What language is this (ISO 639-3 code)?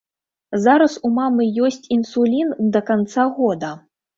bel